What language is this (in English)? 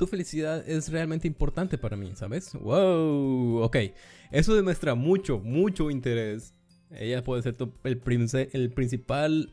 Spanish